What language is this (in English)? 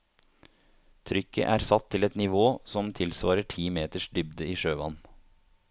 Norwegian